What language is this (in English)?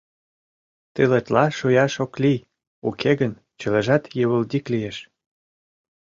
Mari